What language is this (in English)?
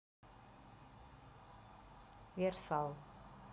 Russian